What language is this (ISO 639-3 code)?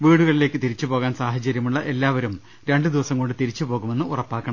mal